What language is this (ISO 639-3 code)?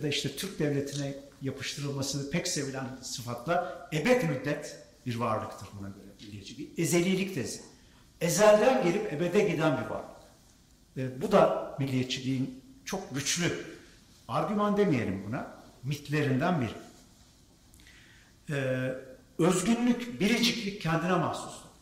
tur